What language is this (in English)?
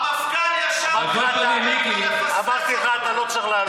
Hebrew